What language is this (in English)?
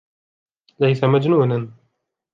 Arabic